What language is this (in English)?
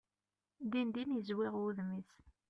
Kabyle